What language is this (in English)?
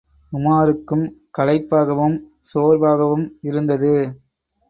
Tamil